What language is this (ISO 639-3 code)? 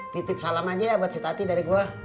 ind